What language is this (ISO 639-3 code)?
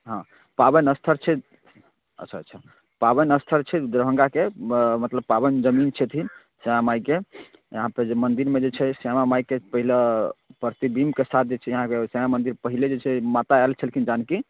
mai